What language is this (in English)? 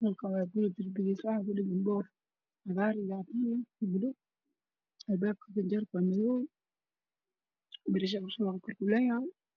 Somali